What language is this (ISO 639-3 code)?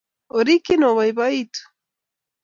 kln